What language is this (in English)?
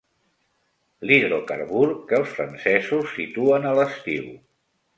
Catalan